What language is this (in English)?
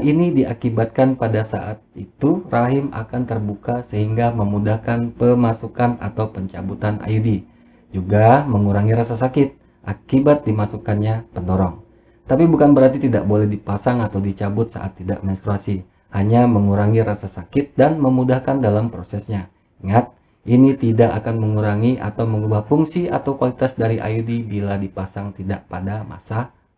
Indonesian